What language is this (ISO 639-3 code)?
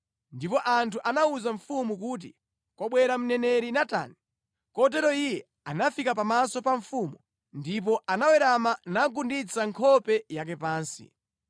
nya